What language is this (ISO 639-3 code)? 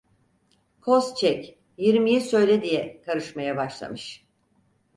tur